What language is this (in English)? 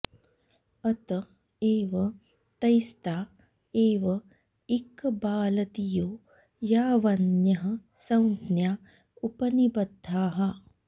Sanskrit